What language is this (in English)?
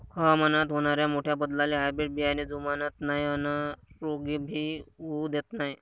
Marathi